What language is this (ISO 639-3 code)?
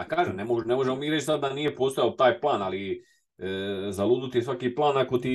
hrv